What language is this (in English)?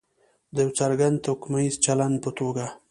Pashto